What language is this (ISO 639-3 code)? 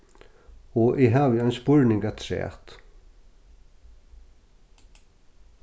fao